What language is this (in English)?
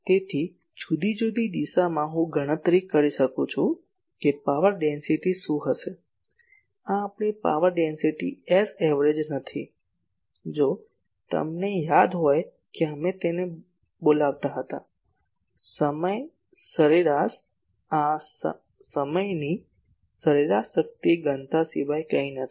Gujarati